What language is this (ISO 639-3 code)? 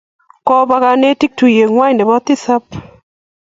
kln